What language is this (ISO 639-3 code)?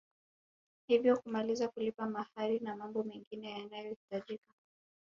swa